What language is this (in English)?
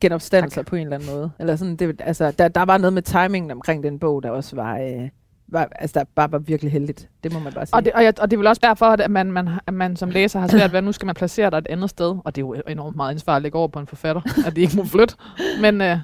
Danish